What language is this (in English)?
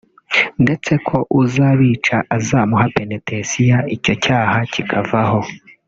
Kinyarwanda